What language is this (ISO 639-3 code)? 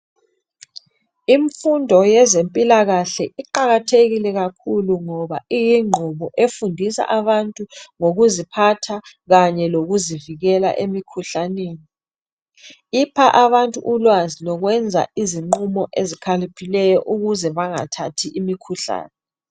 nde